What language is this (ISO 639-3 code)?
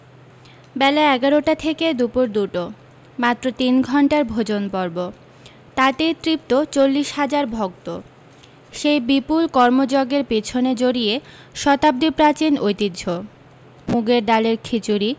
ben